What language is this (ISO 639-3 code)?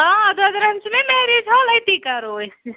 kas